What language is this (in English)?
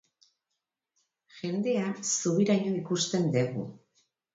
Basque